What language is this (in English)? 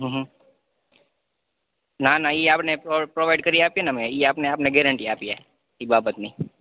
Gujarati